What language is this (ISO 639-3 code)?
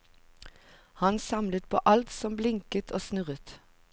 nor